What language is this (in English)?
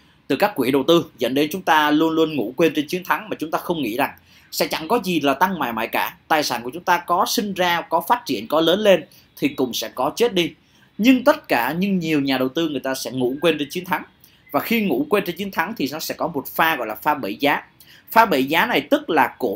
Vietnamese